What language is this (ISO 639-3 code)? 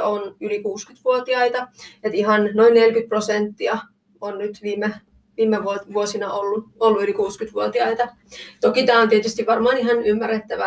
fin